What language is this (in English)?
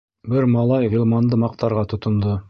Bashkir